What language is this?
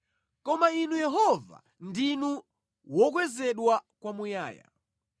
Nyanja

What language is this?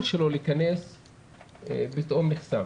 Hebrew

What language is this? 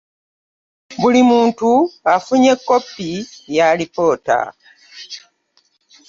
Ganda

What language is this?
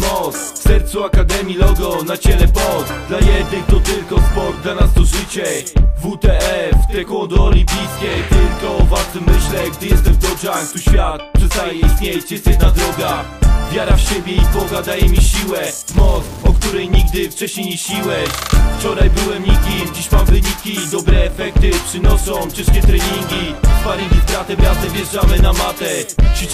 Polish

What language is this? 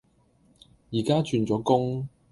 Cantonese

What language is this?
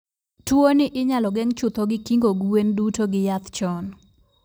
Luo (Kenya and Tanzania)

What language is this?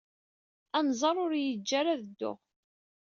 Kabyle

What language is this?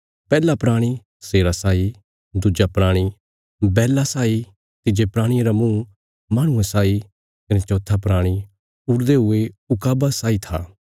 Bilaspuri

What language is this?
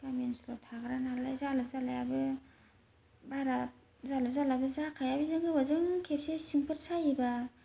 Bodo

